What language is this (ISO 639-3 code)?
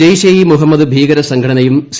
mal